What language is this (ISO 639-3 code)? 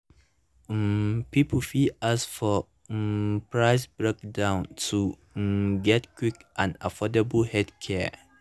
pcm